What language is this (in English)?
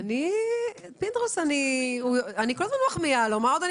Hebrew